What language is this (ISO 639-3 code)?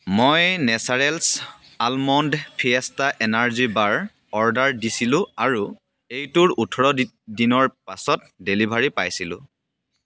asm